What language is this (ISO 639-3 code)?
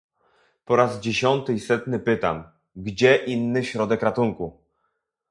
pol